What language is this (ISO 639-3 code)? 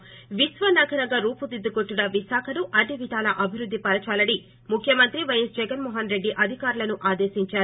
tel